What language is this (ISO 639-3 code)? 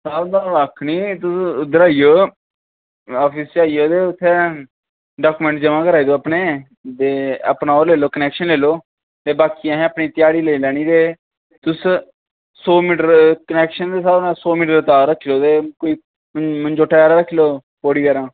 doi